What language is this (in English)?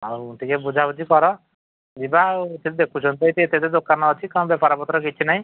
Odia